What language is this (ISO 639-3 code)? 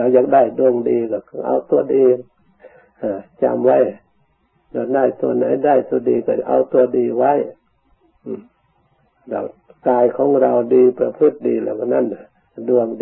tha